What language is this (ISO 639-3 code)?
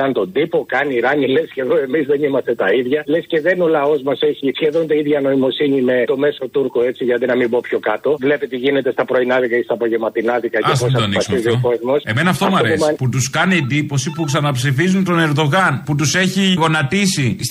ell